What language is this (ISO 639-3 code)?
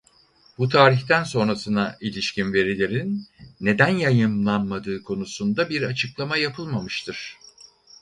tur